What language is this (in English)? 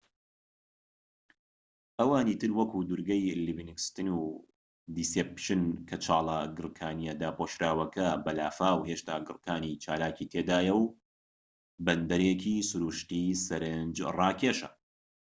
Central Kurdish